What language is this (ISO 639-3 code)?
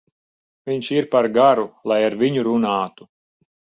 lav